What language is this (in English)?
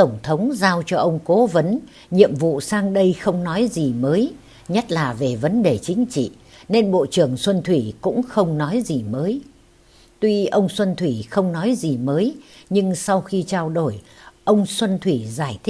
Vietnamese